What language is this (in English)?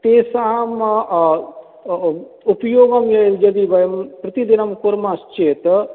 Sanskrit